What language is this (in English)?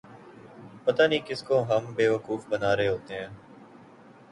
Urdu